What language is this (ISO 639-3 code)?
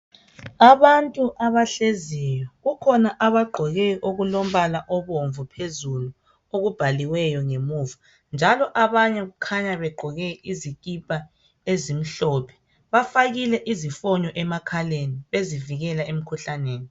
nde